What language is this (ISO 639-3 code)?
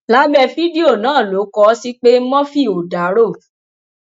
yor